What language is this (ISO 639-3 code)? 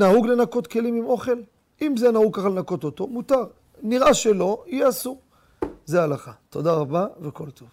heb